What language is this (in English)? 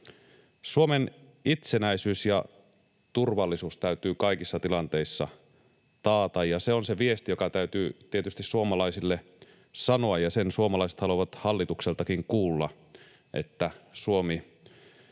Finnish